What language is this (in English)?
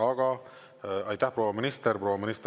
Estonian